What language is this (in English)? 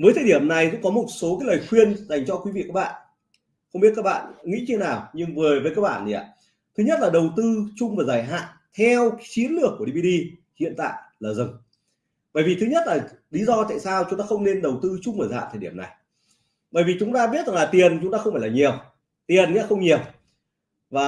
Vietnamese